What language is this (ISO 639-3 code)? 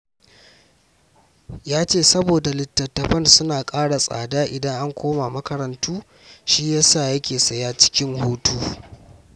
hau